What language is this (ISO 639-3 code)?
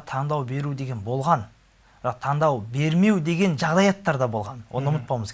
tur